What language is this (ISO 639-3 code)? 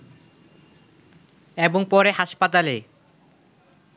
ben